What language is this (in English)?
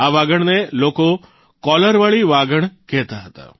Gujarati